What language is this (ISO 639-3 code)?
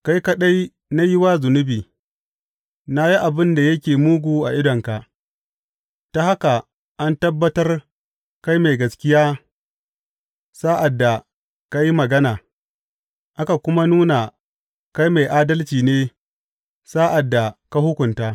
hau